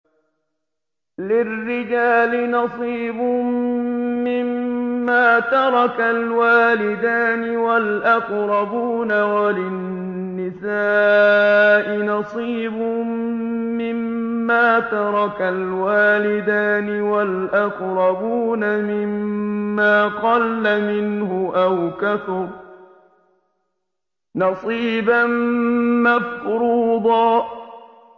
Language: Arabic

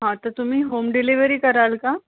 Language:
Marathi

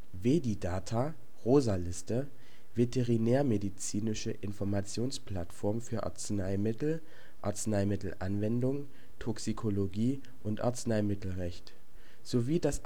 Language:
German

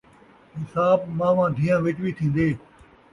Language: Saraiki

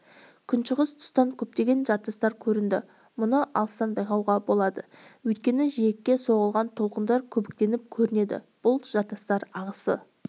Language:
Kazakh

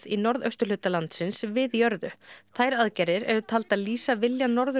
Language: Icelandic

